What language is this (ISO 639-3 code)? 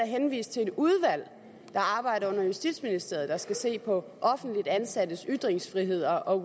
dan